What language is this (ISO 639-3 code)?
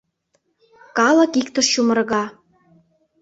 chm